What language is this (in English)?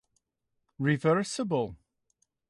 English